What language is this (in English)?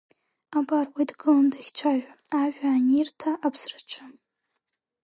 Abkhazian